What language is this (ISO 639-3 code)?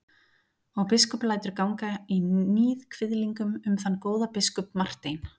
isl